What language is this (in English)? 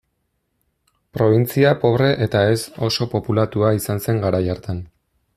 Basque